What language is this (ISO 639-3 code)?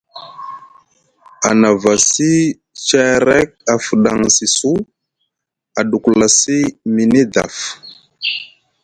mug